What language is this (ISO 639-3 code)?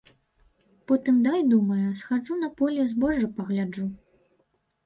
bel